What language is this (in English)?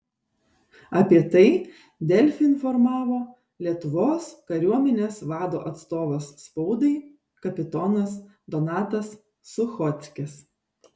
Lithuanian